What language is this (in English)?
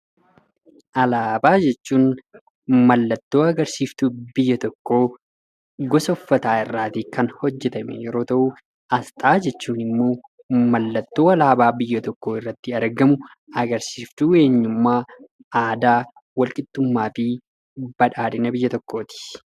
Oromo